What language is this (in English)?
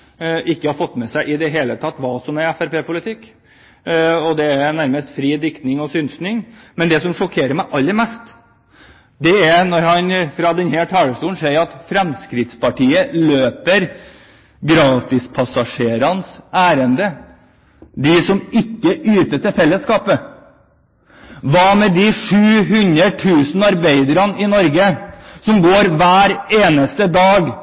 Norwegian Bokmål